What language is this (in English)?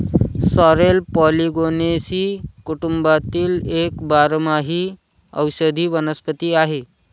Marathi